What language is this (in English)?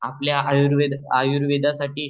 Marathi